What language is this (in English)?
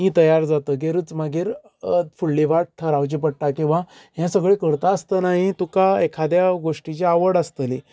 Konkani